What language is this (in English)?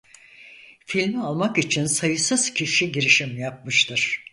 Turkish